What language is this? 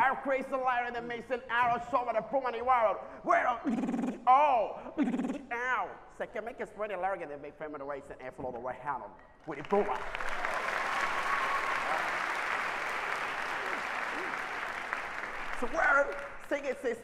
Arabic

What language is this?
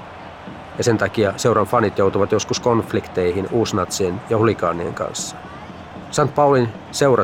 Finnish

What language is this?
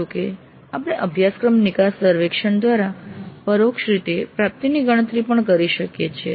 Gujarati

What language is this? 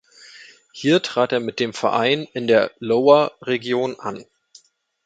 German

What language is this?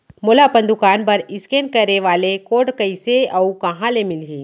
Chhattisgarhi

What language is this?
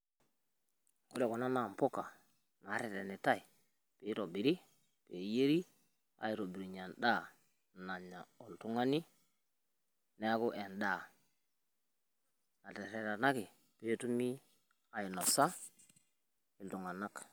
Masai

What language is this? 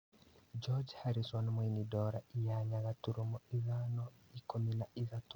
Kikuyu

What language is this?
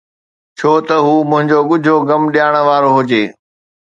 Sindhi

